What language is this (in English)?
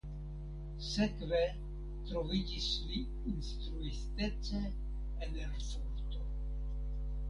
Esperanto